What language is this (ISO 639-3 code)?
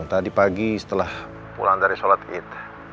ind